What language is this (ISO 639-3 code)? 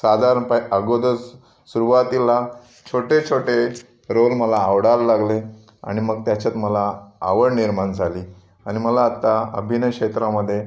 mar